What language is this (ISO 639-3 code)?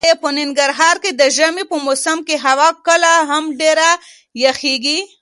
pus